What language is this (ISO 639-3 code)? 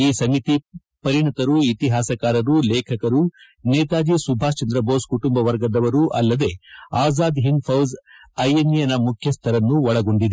kan